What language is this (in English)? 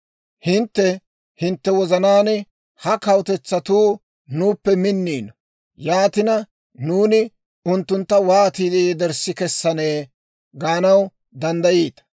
Dawro